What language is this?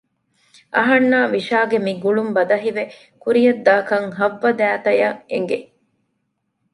Divehi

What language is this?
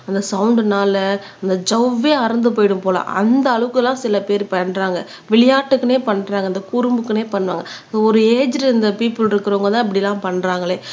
Tamil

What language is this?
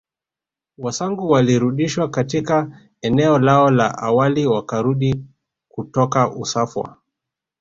Swahili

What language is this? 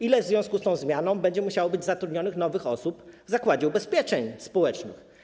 Polish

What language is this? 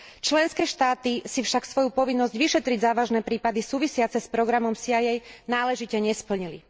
Slovak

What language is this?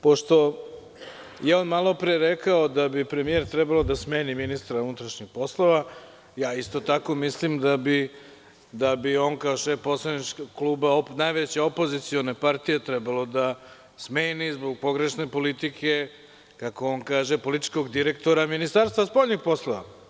Serbian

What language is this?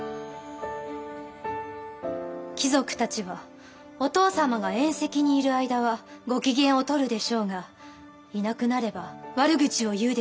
Japanese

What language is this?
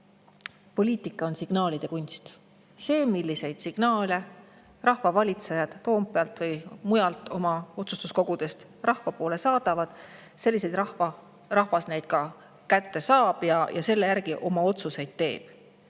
Estonian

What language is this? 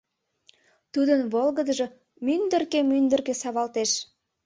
Mari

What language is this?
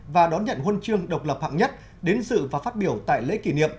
Vietnamese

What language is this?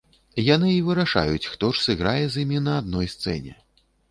Belarusian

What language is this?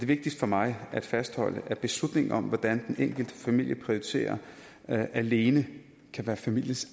Danish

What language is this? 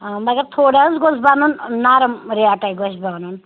Kashmiri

